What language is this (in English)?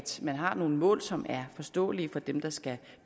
Danish